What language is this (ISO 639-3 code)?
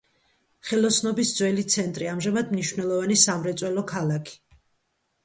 kat